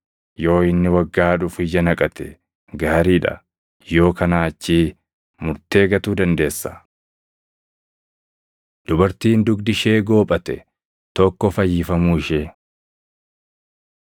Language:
Oromo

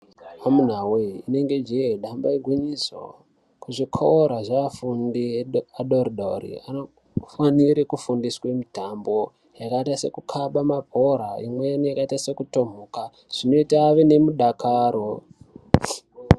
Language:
Ndau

